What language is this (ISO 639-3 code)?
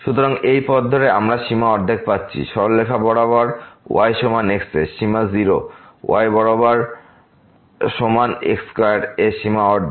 ben